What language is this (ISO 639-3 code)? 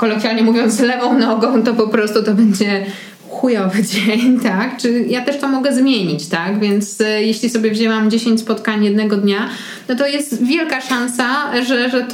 pol